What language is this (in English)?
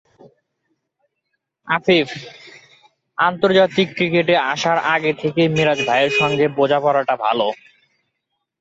Bangla